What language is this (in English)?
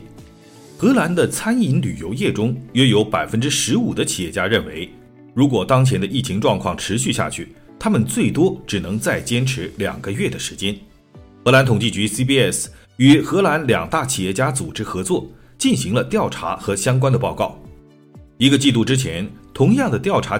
Chinese